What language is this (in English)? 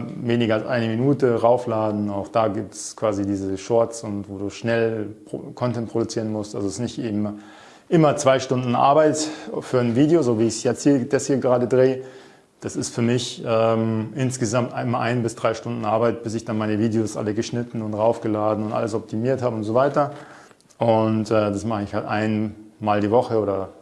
German